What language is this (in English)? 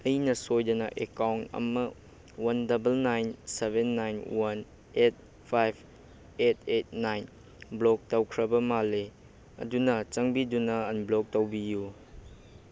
Manipuri